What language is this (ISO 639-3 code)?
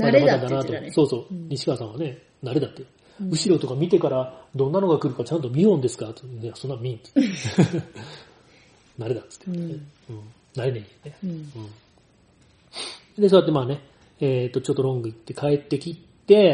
jpn